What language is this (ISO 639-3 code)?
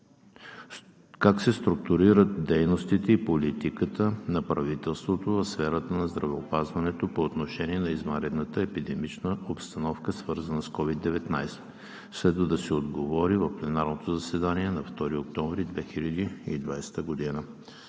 bul